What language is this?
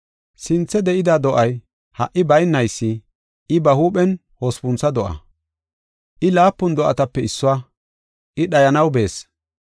Gofa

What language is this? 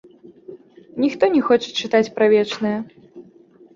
Belarusian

